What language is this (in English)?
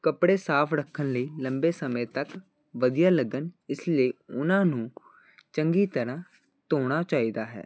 Punjabi